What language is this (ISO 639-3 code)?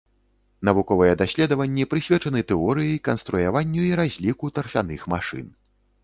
bel